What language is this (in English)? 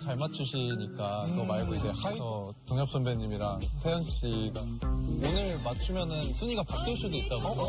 Korean